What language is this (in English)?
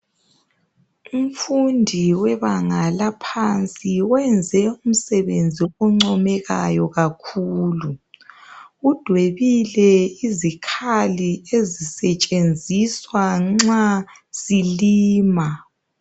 North Ndebele